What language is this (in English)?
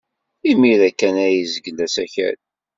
Kabyle